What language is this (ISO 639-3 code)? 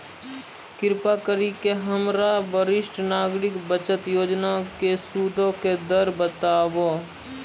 mai